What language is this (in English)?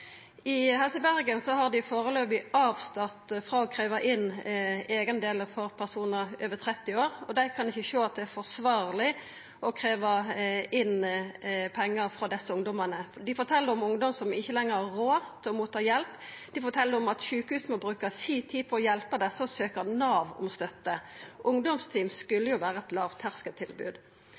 Norwegian Nynorsk